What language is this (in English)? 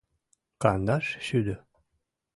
Mari